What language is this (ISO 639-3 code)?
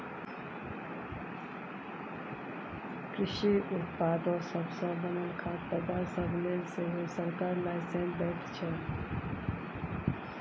mai